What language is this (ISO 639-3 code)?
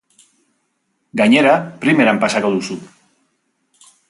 eus